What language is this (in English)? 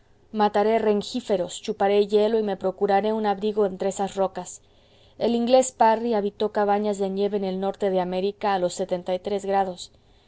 Spanish